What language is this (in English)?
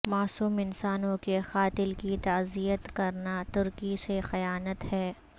Urdu